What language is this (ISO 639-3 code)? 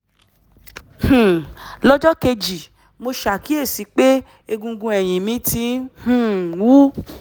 yor